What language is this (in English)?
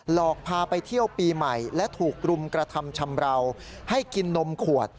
Thai